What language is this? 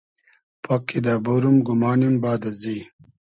Hazaragi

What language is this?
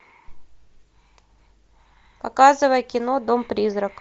Russian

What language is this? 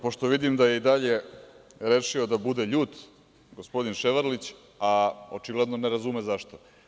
Serbian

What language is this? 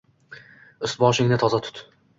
Uzbek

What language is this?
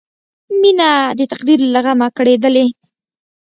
Pashto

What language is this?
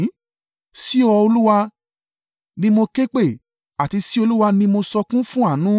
Yoruba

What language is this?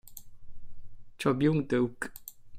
Italian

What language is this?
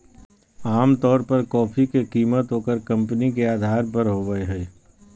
Magahi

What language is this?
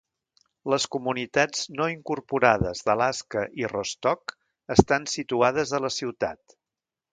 Catalan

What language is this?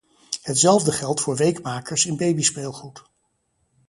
Dutch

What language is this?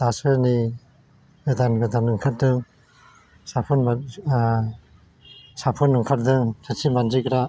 Bodo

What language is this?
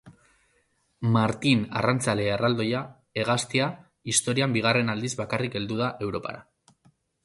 Basque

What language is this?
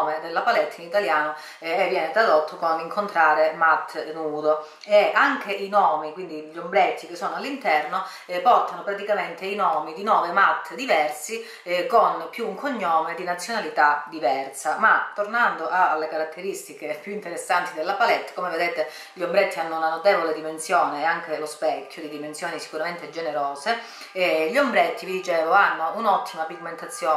Italian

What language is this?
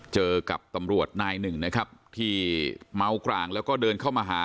Thai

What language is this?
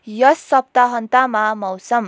Nepali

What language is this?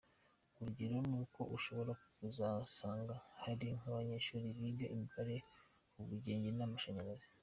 Kinyarwanda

